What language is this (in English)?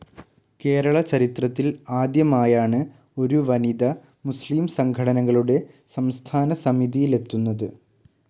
Malayalam